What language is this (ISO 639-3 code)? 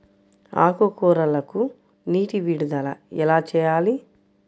tel